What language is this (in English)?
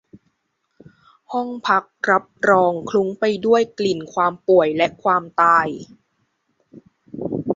Thai